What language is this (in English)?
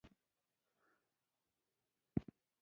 Pashto